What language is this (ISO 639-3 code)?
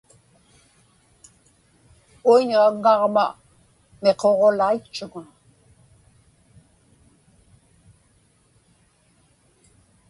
ipk